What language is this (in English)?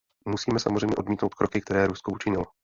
Czech